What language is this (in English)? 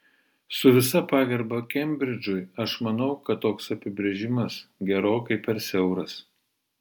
Lithuanian